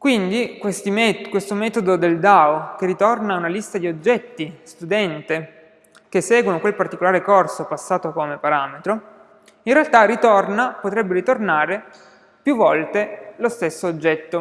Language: Italian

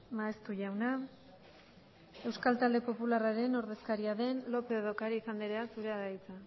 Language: Basque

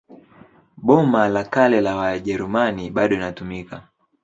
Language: Swahili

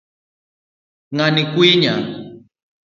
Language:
Luo (Kenya and Tanzania)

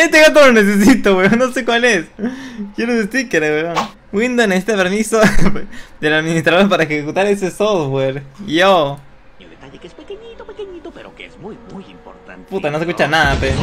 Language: Spanish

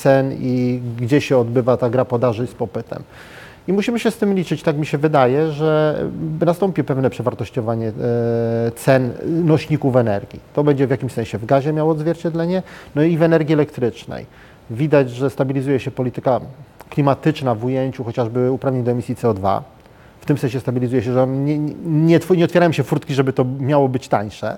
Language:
Polish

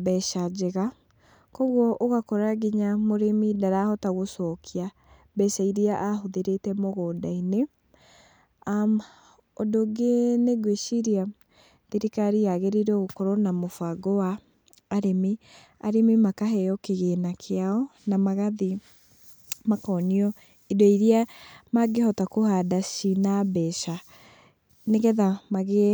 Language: Kikuyu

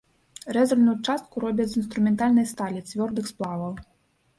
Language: Belarusian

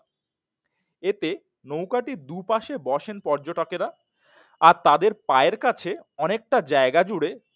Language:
Bangla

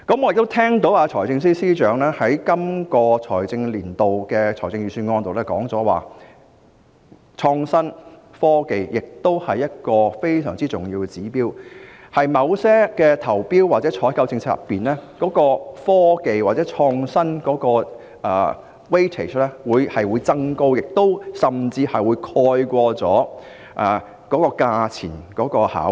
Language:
Cantonese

